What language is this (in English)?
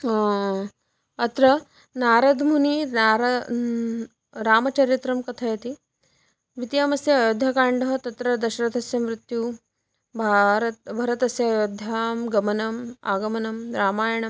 Sanskrit